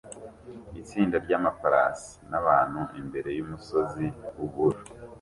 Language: Kinyarwanda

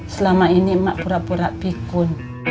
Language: Indonesian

